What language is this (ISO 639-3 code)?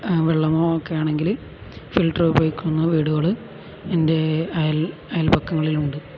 mal